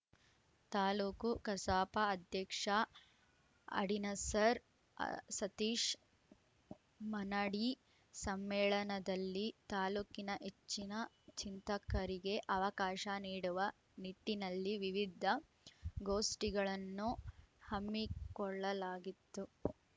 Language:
Kannada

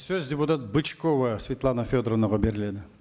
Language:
Kazakh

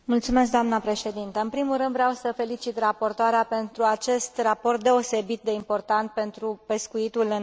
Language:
Romanian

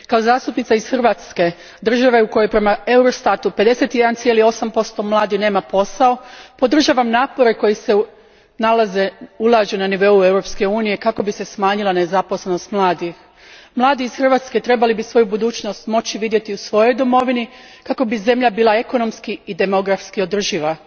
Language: Croatian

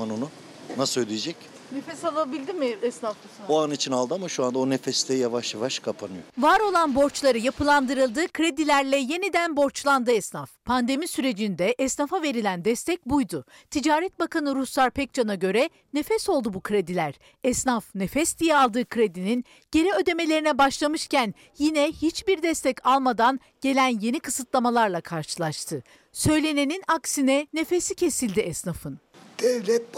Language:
Turkish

